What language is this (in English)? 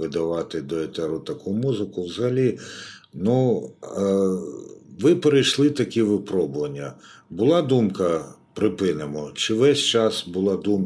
Ukrainian